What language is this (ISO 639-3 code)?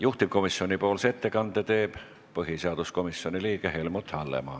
est